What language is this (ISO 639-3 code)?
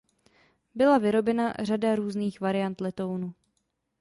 ces